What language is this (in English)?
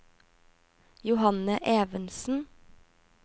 Norwegian